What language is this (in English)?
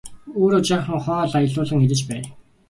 Mongolian